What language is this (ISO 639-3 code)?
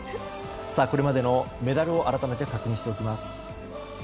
jpn